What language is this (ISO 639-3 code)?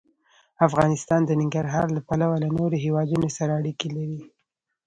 pus